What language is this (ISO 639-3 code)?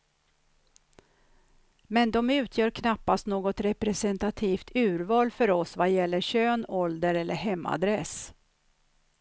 swe